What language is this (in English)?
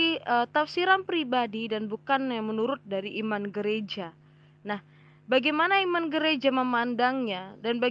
Indonesian